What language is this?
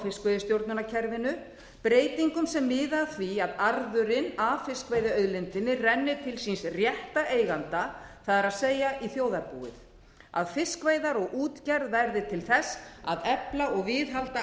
Icelandic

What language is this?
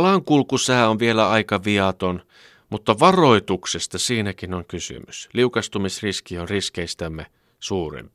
Finnish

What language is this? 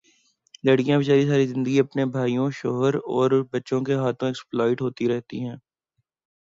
Urdu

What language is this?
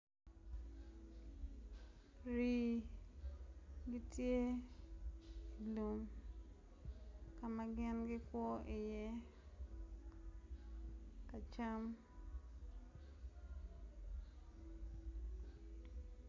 Acoli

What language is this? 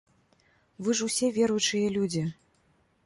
Belarusian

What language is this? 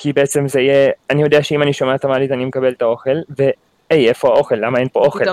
Hebrew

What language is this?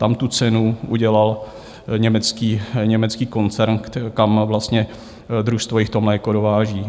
Czech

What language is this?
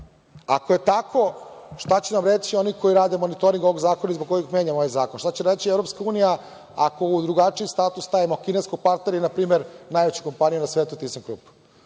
Serbian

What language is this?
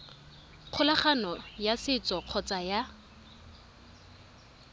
Tswana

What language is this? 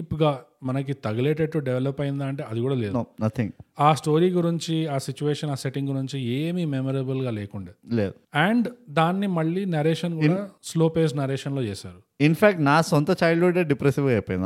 Telugu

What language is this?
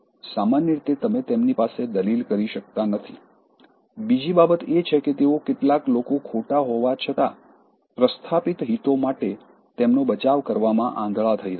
Gujarati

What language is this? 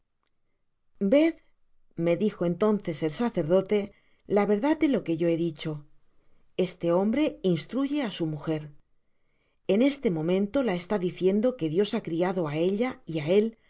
Spanish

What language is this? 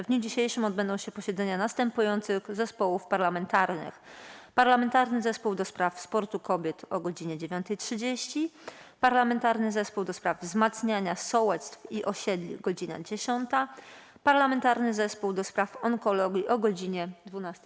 Polish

